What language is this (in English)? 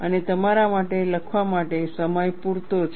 Gujarati